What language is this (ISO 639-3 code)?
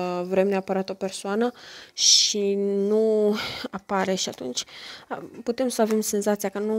ron